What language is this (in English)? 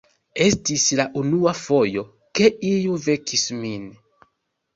Esperanto